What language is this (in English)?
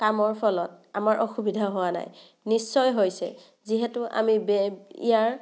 Assamese